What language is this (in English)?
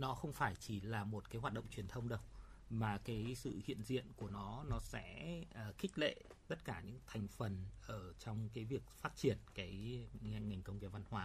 Vietnamese